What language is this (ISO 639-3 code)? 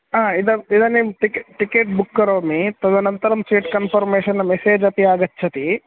san